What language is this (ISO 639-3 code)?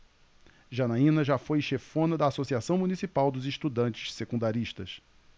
por